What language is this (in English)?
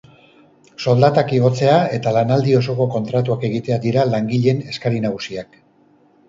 Basque